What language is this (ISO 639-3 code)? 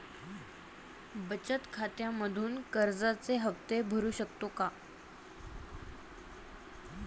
mar